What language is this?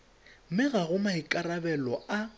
Tswana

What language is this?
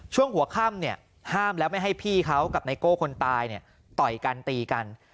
Thai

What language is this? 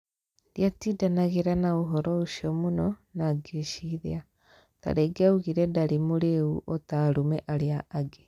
Kikuyu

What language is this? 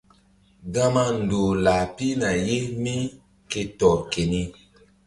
Mbum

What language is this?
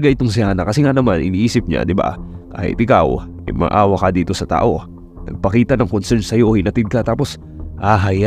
Filipino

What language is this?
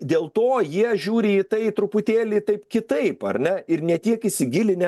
Lithuanian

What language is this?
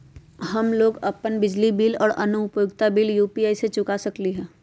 Magahi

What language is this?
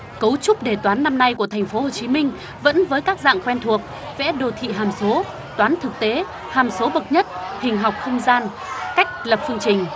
Vietnamese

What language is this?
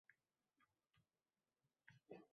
Uzbek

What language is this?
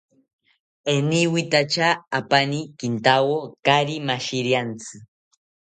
South Ucayali Ashéninka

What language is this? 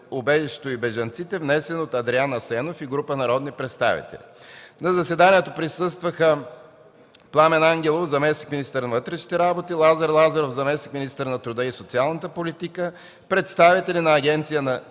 Bulgarian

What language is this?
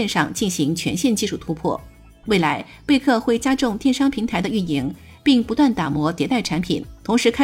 Chinese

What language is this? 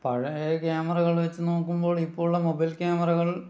Malayalam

